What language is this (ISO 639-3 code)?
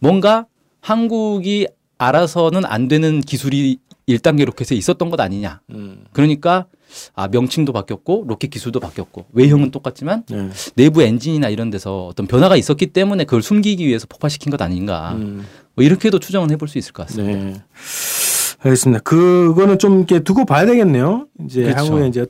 kor